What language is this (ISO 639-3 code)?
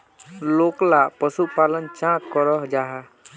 mag